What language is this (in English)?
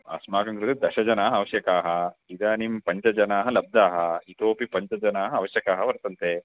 Sanskrit